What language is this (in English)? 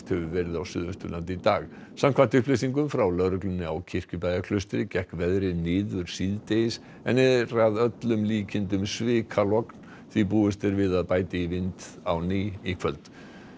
Icelandic